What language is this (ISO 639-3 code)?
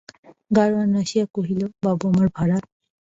ben